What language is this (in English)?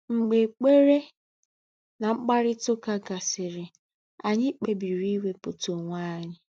Igbo